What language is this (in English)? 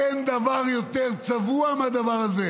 Hebrew